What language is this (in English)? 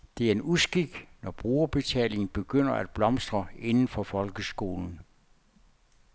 Danish